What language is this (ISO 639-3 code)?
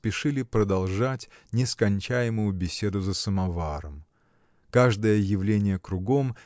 rus